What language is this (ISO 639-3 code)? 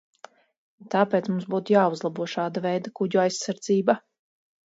lav